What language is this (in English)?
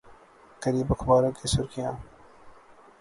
Urdu